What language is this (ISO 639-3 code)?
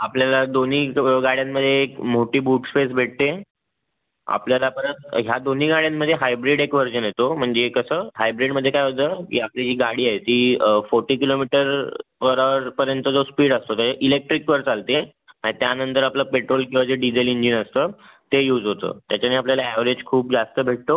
mar